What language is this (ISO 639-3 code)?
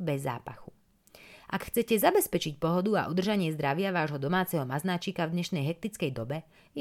slk